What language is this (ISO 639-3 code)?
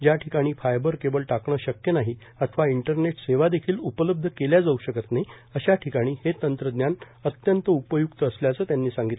mar